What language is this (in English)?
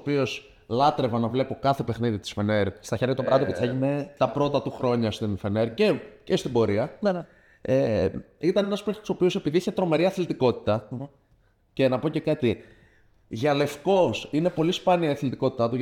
Greek